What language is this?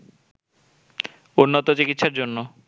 Bangla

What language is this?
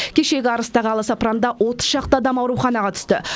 Kazakh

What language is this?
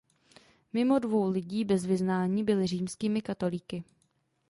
Czech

